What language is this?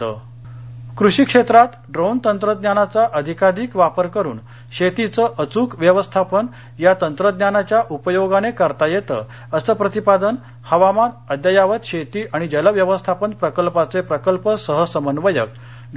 Marathi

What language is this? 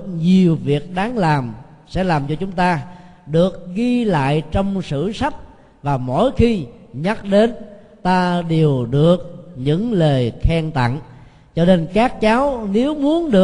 Vietnamese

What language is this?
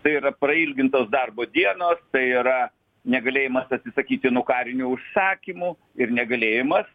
Lithuanian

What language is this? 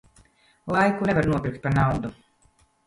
Latvian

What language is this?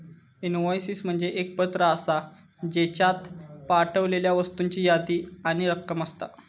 Marathi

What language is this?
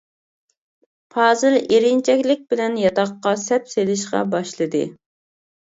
Uyghur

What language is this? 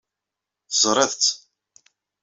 Kabyle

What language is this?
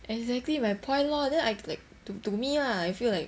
English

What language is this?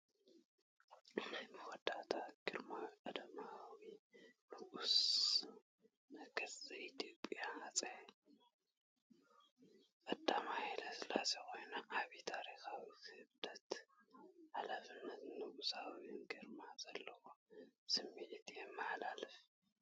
Tigrinya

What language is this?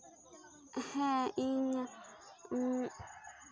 Santali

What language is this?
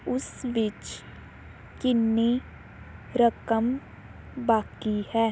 Punjabi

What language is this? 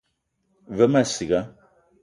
Eton (Cameroon)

